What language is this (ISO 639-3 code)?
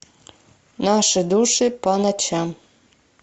rus